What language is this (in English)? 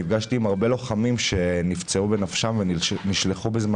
Hebrew